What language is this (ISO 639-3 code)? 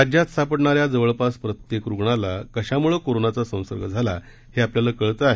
mar